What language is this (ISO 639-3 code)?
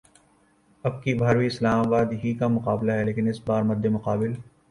urd